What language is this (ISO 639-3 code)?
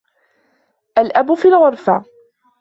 ara